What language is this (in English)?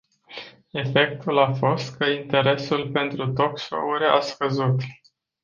Romanian